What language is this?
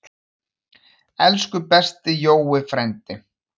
Icelandic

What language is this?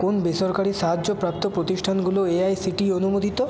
Bangla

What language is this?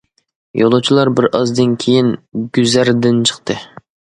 Uyghur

